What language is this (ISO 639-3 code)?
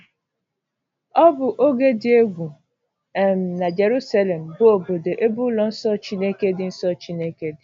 ibo